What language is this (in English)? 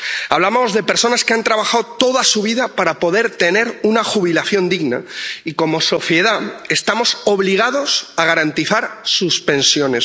Spanish